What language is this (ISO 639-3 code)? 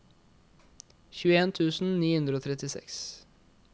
nor